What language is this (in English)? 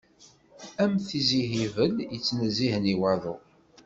Kabyle